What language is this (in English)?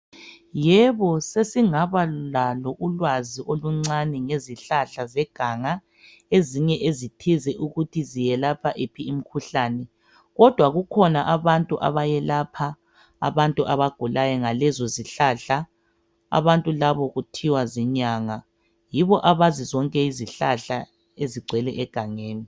North Ndebele